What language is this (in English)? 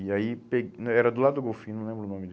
Portuguese